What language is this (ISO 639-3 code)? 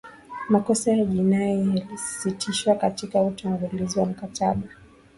swa